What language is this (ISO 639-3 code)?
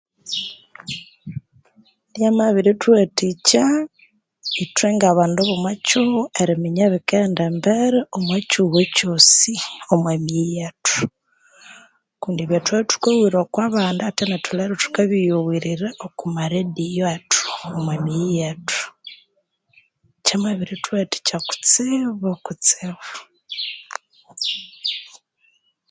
koo